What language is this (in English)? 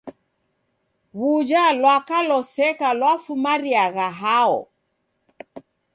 Taita